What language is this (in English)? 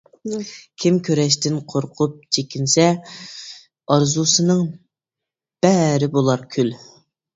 Uyghur